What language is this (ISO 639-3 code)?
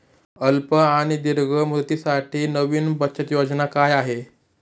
mar